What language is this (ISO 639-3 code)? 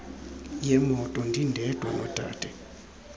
xho